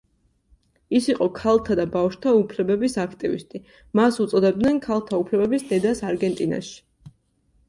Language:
Georgian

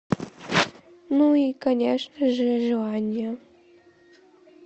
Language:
Russian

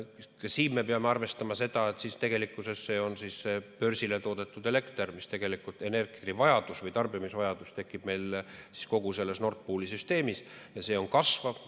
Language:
Estonian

